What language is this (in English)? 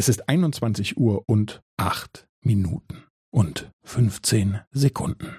German